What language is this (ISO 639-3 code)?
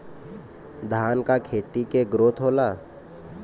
bho